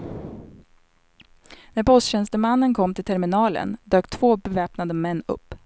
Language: Swedish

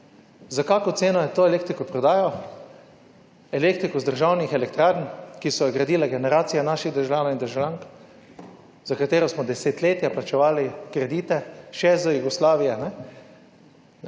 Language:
Slovenian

